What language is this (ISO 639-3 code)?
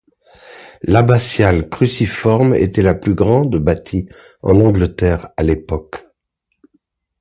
fra